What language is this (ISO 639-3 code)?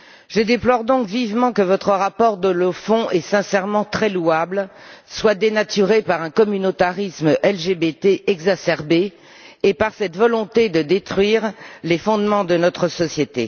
fra